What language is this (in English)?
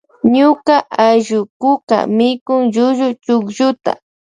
Loja Highland Quichua